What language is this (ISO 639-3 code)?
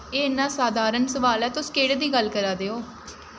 doi